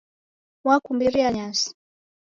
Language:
Taita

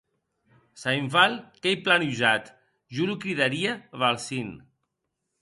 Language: Occitan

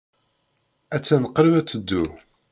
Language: Kabyle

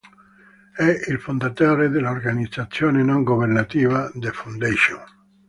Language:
Italian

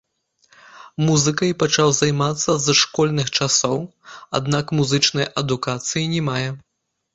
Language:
Belarusian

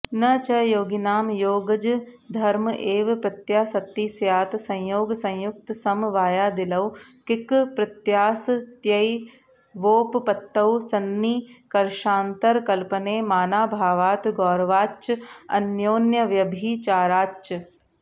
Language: Sanskrit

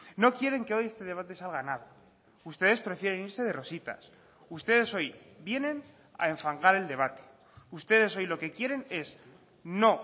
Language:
Spanish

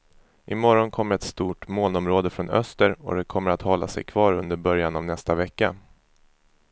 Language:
Swedish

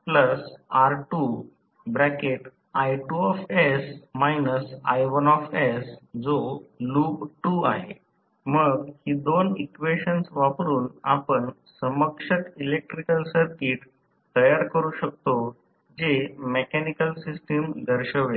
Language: Marathi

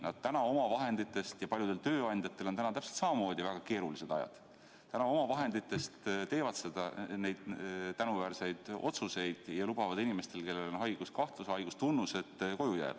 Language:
Estonian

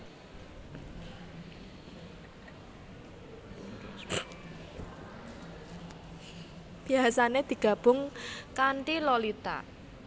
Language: Javanese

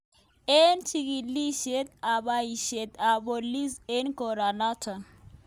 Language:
Kalenjin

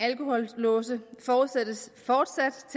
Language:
Danish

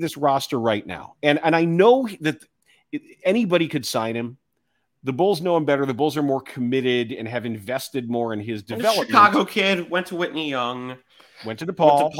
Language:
English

